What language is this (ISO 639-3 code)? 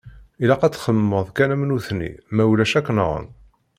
kab